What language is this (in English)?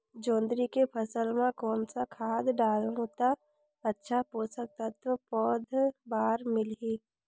Chhattisgarhi